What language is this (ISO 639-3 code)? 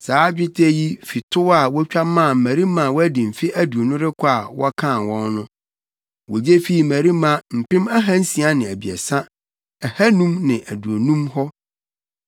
aka